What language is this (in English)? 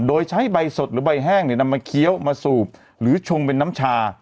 Thai